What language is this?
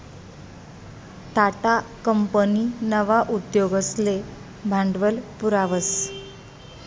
Marathi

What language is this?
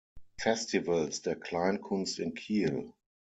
German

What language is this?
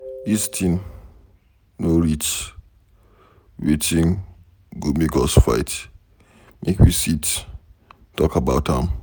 Nigerian Pidgin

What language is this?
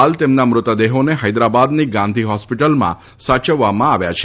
Gujarati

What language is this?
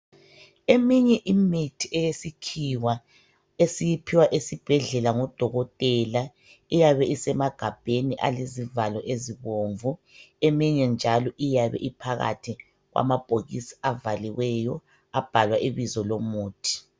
North Ndebele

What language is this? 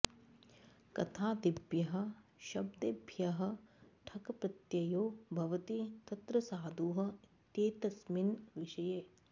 Sanskrit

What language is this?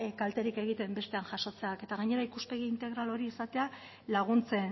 Basque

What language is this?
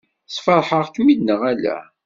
Kabyle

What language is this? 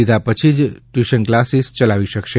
Gujarati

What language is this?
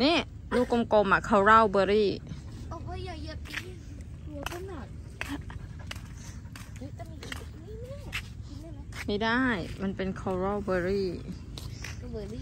Thai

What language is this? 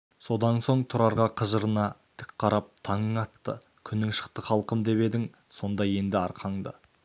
Kazakh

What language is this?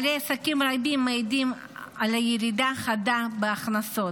Hebrew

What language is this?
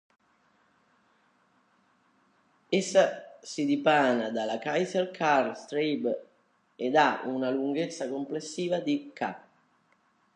Italian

